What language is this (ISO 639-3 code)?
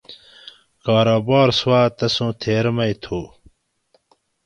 gwc